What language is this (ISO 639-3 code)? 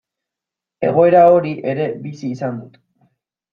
eus